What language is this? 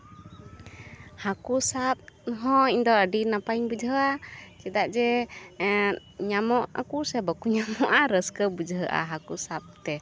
Santali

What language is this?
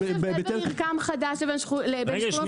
Hebrew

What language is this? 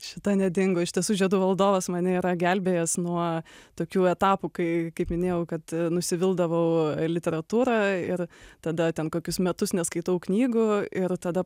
Lithuanian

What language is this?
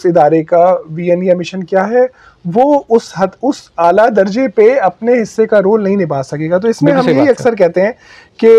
Urdu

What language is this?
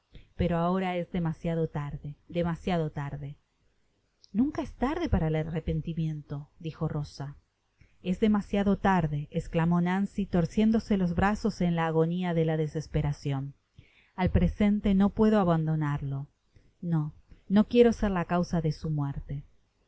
Spanish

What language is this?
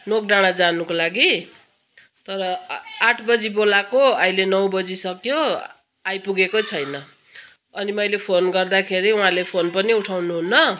Nepali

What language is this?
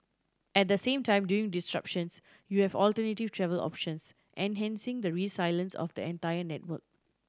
English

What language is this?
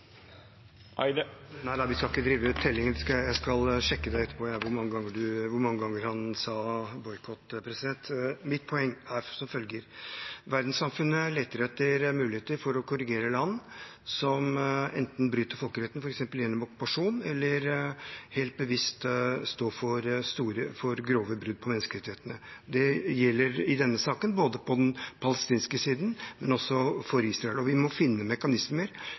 Norwegian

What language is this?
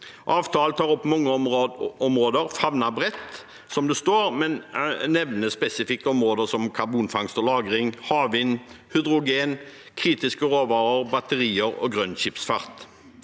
Norwegian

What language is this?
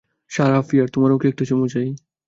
Bangla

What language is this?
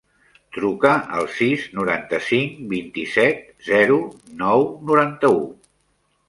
Catalan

